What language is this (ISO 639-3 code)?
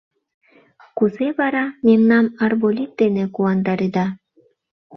chm